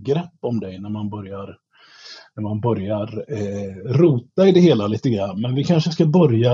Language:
Swedish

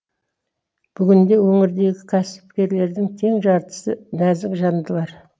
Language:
Kazakh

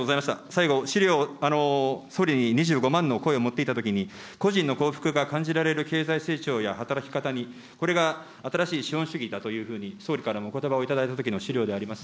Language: Japanese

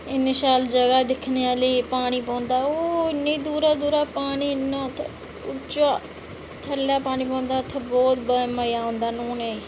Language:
Dogri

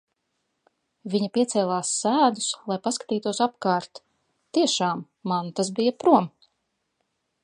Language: Latvian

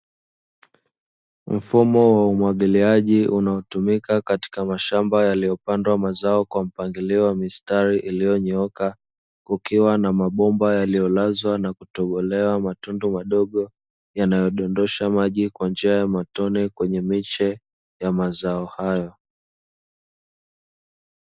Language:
Swahili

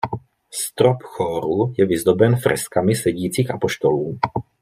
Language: Czech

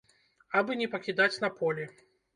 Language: Belarusian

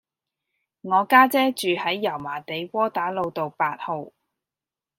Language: Cantonese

